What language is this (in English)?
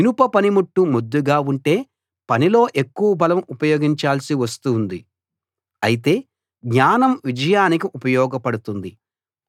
Telugu